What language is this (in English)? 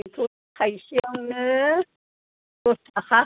Bodo